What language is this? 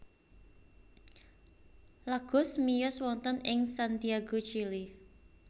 Javanese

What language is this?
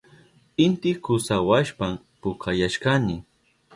Southern Pastaza Quechua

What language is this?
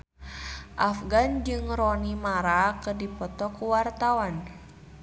Sundanese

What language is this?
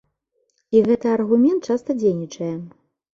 Belarusian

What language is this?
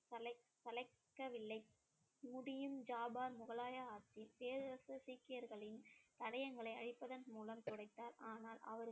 Tamil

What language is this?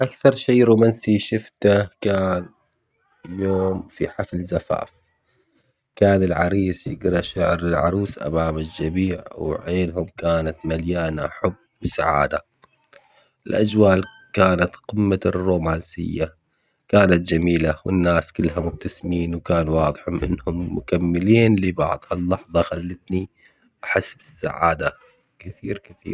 Omani Arabic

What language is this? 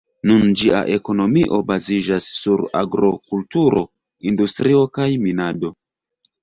Esperanto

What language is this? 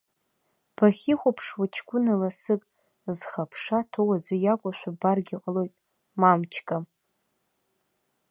Abkhazian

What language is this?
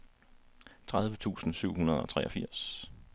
Danish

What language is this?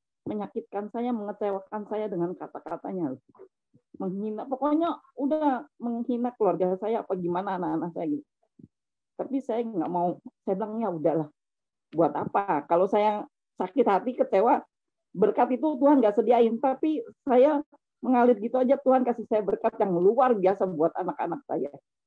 Indonesian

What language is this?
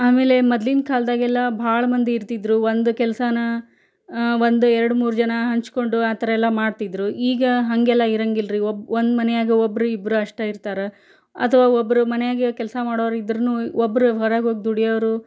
Kannada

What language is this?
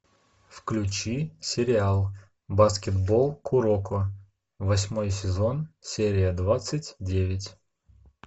Russian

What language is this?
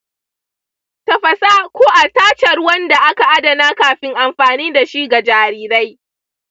Hausa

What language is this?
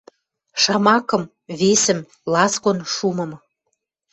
Western Mari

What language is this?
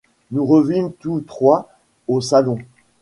French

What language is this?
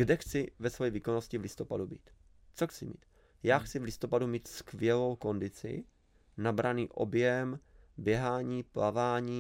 Czech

